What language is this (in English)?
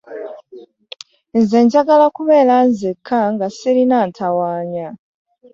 Ganda